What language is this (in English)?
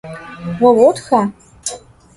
Adyghe